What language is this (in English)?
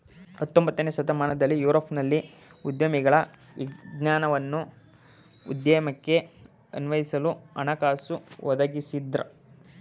Kannada